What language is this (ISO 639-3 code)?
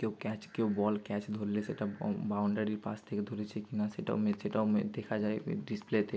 ben